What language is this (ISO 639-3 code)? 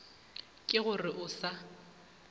nso